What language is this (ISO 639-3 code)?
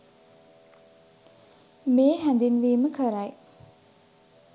sin